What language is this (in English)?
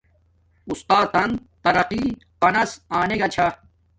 Domaaki